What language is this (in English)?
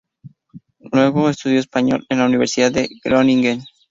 Spanish